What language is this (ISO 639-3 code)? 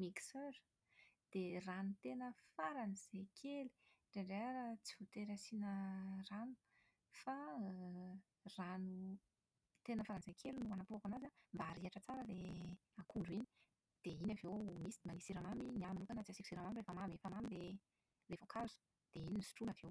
mlg